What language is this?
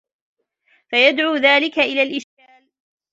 Arabic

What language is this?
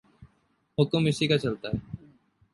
Urdu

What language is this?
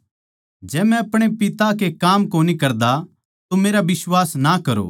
Haryanvi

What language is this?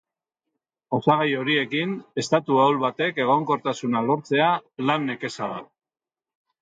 Basque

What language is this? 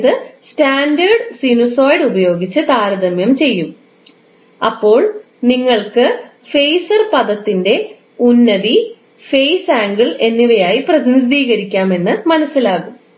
Malayalam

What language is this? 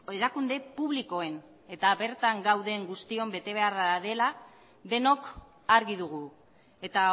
Basque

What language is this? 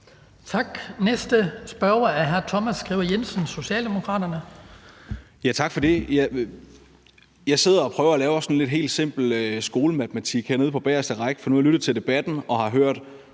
Danish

